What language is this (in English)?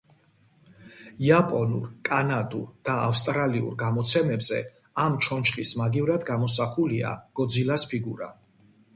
Georgian